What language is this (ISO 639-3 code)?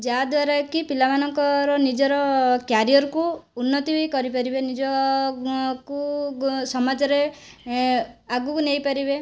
ori